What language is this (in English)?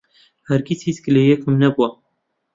Central Kurdish